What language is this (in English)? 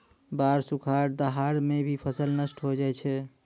Maithili